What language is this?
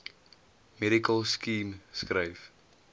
Afrikaans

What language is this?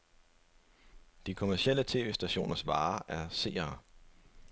Danish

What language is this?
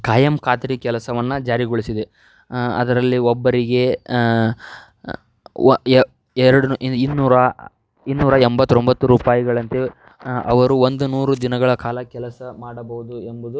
Kannada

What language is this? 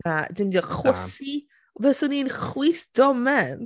Welsh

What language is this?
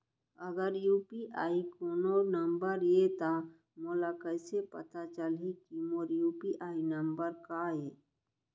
Chhattisgarhi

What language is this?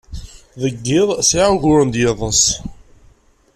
Kabyle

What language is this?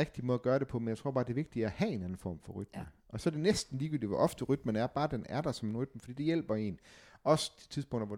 Danish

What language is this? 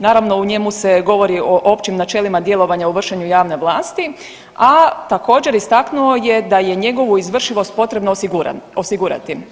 Croatian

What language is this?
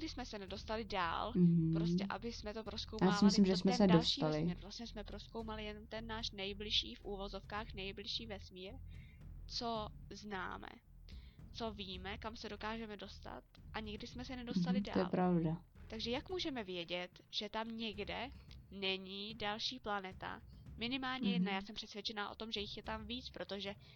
Czech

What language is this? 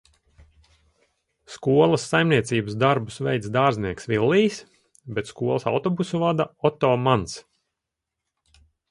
Latvian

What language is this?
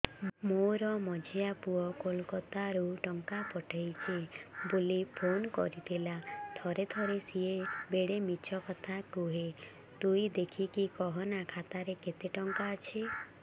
Odia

